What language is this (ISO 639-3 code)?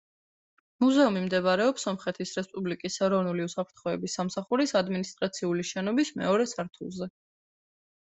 kat